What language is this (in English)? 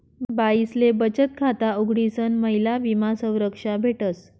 Marathi